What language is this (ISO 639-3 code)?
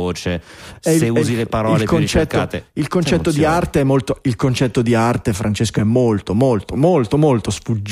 ita